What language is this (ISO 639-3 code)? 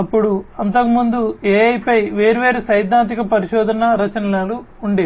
tel